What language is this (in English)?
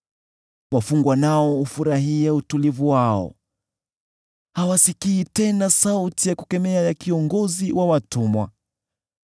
Swahili